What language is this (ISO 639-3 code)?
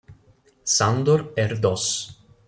ita